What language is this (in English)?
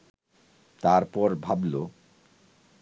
Bangla